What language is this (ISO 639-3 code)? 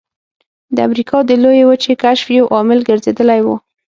pus